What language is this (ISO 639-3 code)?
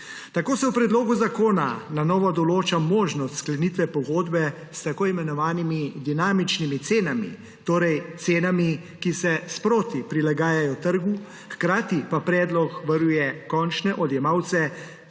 slv